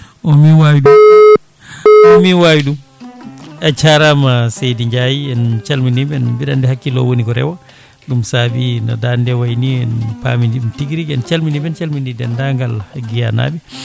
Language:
Fula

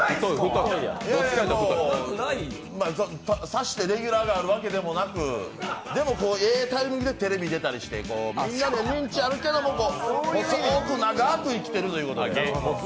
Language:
Japanese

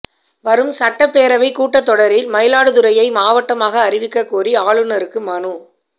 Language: Tamil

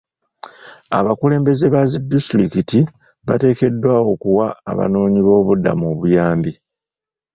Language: Ganda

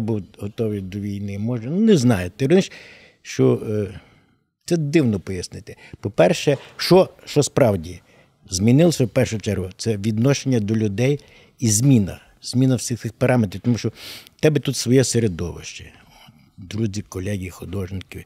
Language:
Ukrainian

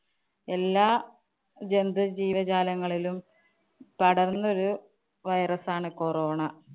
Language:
Malayalam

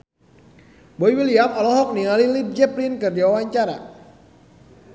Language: Sundanese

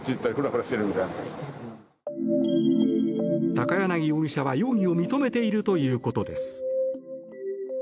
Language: Japanese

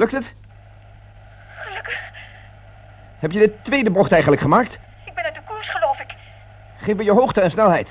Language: Dutch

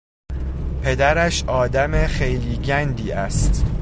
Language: Persian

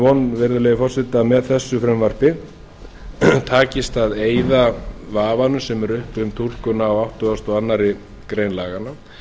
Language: Icelandic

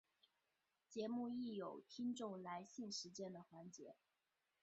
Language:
Chinese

